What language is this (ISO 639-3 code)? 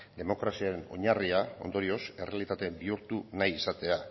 eus